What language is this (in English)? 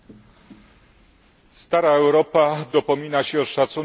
Polish